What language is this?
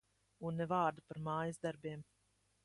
Latvian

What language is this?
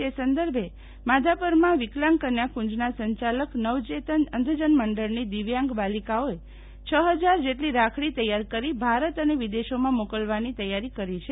Gujarati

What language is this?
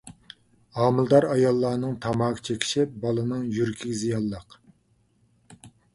Uyghur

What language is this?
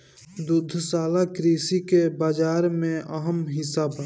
Bhojpuri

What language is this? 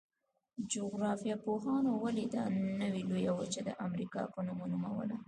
Pashto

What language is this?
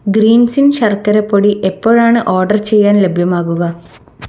Malayalam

